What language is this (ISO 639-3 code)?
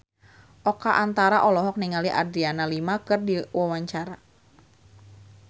sun